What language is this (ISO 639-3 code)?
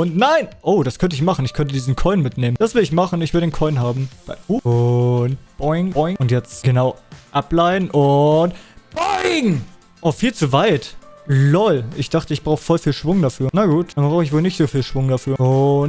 deu